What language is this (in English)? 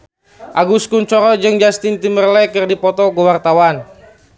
Sundanese